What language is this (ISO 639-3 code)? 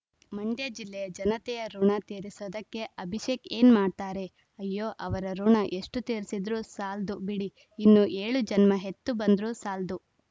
kan